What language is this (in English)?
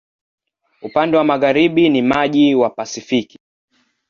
Swahili